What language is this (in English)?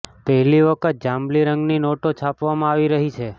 Gujarati